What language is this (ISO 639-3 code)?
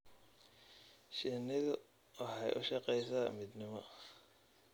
som